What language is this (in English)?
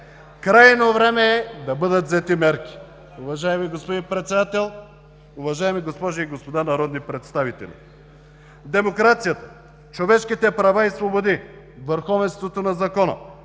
Bulgarian